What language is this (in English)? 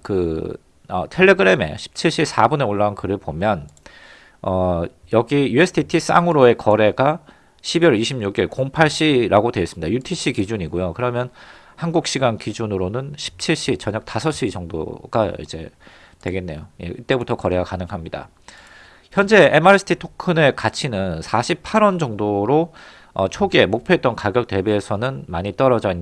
Korean